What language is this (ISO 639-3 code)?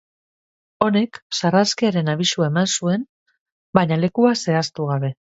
eus